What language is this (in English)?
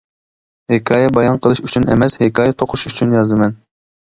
Uyghur